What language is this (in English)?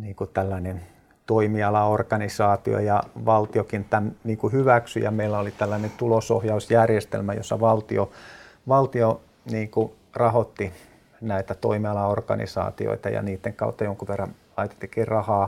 Finnish